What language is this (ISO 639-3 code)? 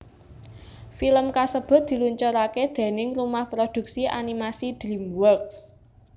jav